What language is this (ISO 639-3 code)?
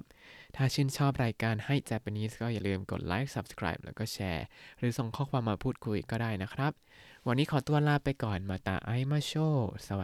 tha